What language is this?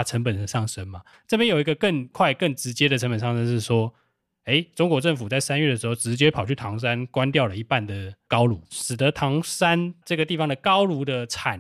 Chinese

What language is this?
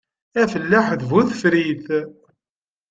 Kabyle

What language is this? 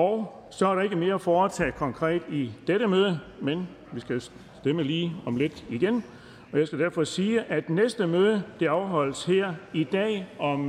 Danish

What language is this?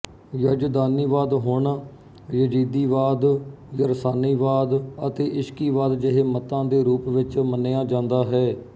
Punjabi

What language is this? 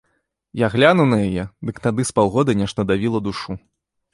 Belarusian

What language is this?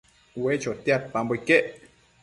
Matsés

